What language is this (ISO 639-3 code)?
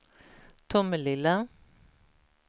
swe